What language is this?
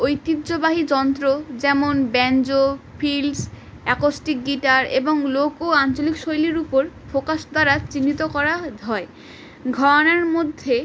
Bangla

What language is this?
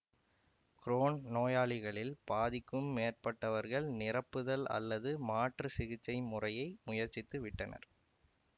Tamil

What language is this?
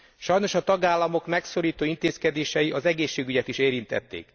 Hungarian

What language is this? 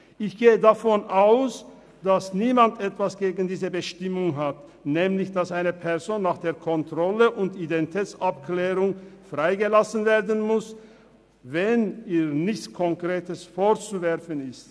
Swiss German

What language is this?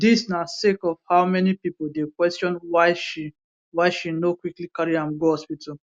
Nigerian Pidgin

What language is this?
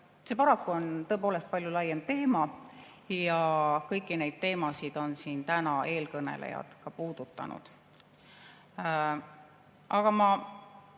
Estonian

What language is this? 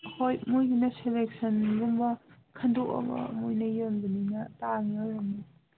Manipuri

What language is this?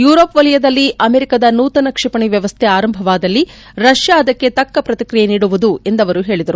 Kannada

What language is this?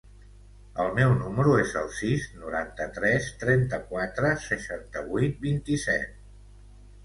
Catalan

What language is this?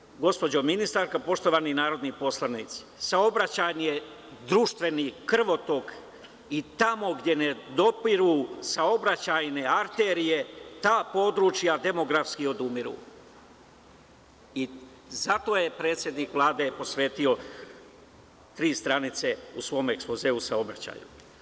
Serbian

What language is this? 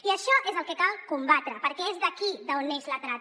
Catalan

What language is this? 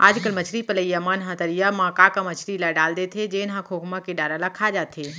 Chhattisgarhi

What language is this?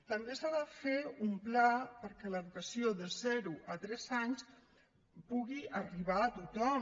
Catalan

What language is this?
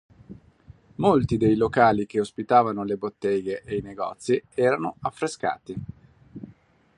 Italian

